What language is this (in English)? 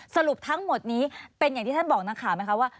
Thai